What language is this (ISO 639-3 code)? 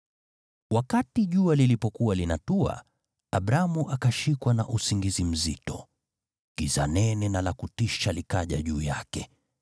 swa